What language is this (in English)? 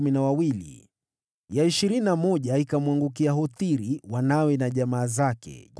Swahili